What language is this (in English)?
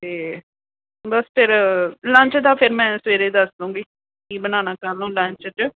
Punjabi